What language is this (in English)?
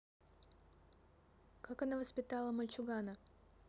Russian